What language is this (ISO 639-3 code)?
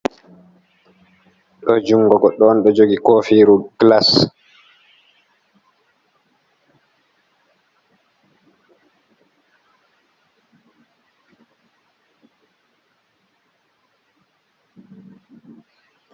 ful